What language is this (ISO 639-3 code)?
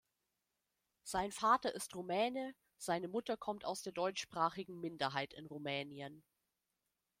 deu